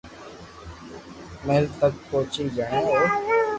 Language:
Loarki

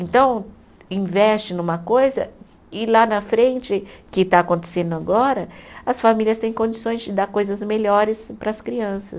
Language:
Portuguese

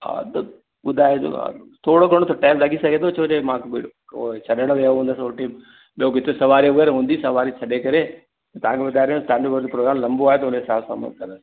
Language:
Sindhi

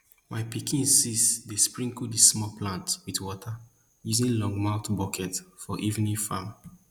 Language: Nigerian Pidgin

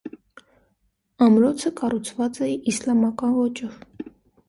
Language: Armenian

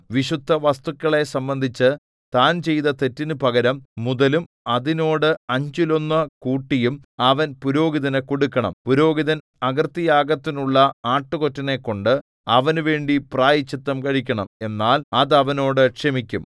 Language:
Malayalam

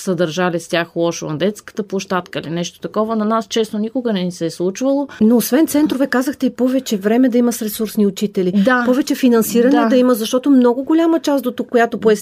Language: Bulgarian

